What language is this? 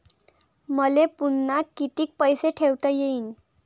Marathi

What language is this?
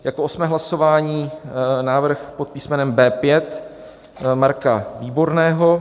Czech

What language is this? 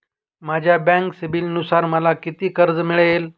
Marathi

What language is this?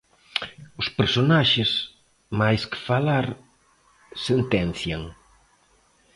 Galician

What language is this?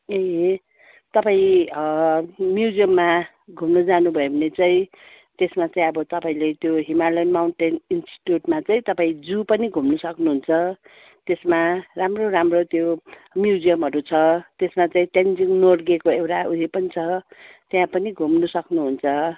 Nepali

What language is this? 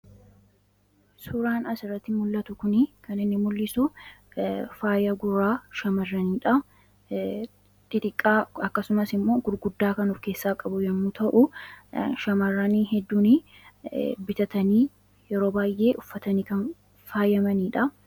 Oromo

